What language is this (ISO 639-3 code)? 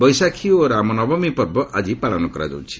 ori